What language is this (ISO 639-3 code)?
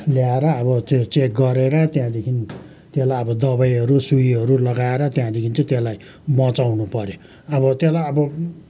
nep